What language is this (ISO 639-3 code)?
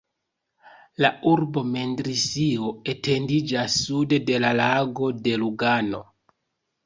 epo